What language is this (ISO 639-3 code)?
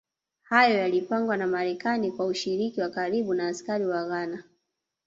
swa